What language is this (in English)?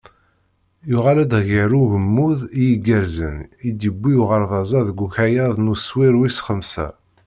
Kabyle